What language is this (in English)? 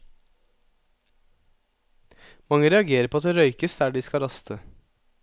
Norwegian